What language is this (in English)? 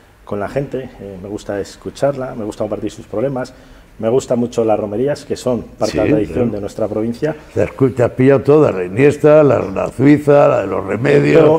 Spanish